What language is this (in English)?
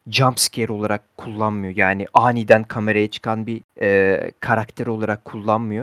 Turkish